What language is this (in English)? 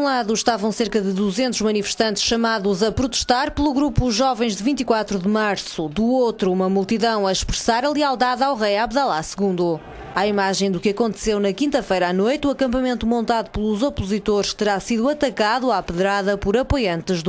Portuguese